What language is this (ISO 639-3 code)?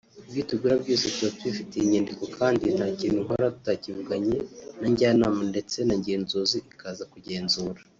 kin